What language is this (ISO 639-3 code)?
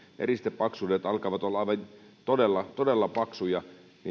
fin